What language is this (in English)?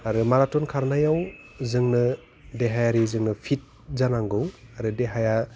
Bodo